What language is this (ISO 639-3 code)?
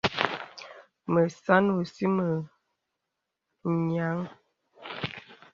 beb